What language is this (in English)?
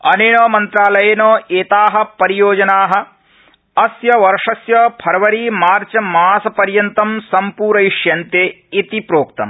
Sanskrit